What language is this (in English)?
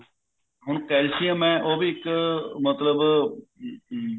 Punjabi